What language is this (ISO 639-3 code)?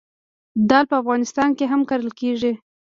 pus